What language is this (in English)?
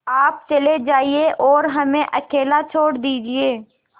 Hindi